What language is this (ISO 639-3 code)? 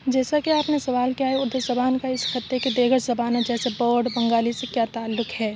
urd